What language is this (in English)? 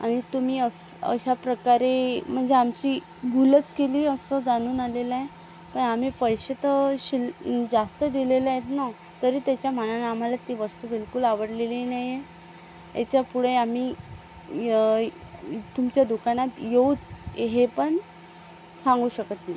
Marathi